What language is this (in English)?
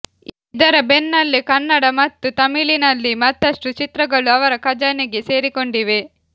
Kannada